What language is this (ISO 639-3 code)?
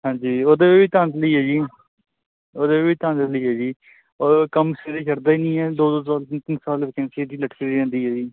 pan